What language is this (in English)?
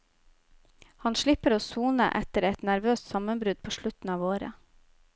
Norwegian